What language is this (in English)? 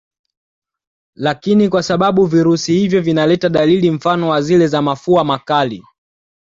Swahili